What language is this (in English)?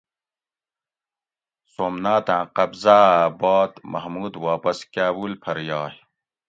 Gawri